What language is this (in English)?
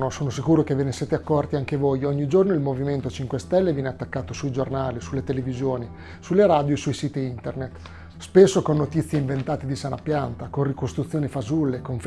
Italian